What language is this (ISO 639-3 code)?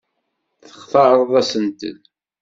kab